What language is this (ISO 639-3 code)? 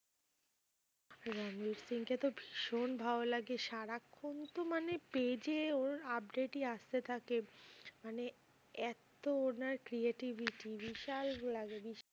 ben